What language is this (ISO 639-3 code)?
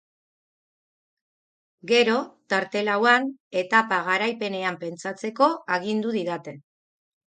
eus